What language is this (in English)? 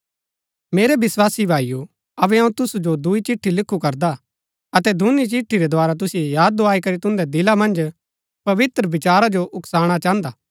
Gaddi